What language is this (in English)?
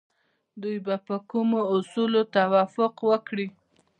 Pashto